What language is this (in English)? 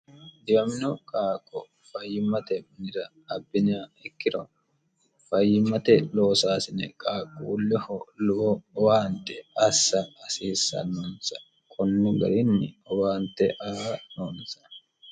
Sidamo